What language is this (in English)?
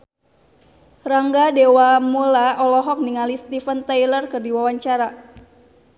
Sundanese